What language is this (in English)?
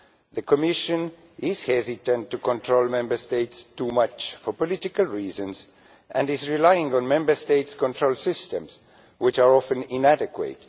English